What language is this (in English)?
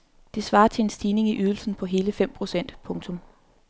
Danish